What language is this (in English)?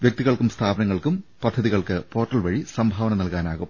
Malayalam